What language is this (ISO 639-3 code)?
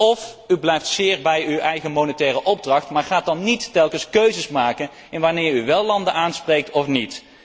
nld